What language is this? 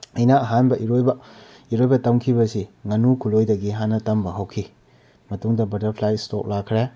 Manipuri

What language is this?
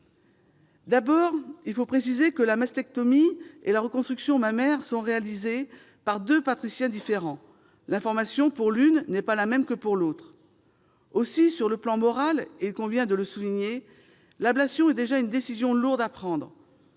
French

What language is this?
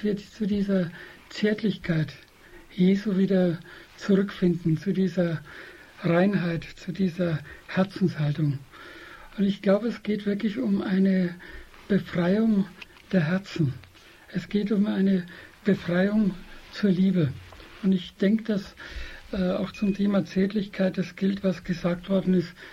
German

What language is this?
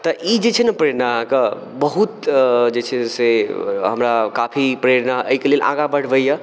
Maithili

